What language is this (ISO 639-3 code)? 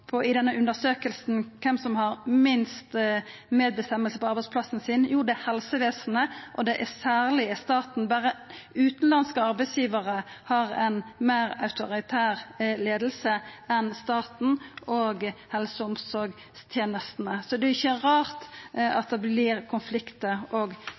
nno